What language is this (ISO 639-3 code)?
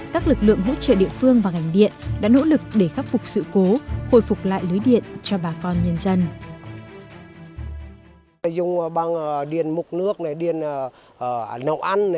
vie